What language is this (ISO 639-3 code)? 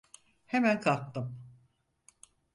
tur